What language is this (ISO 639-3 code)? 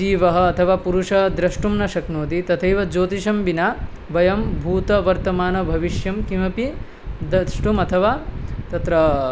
san